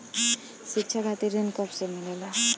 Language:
Bhojpuri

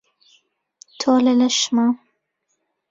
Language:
Central Kurdish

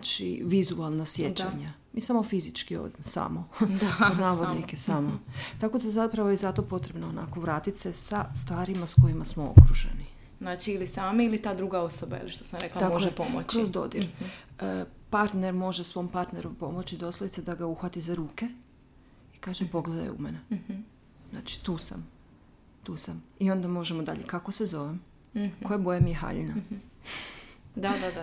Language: Croatian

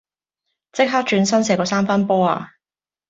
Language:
Cantonese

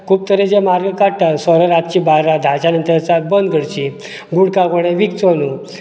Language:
Konkani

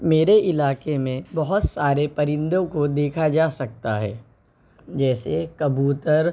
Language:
Urdu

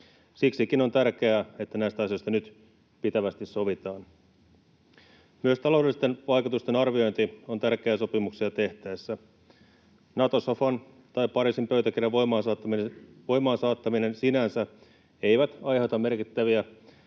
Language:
Finnish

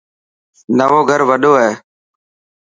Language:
Dhatki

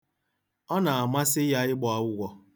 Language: Igbo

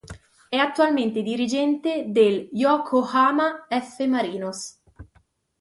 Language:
Italian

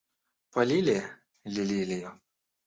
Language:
Russian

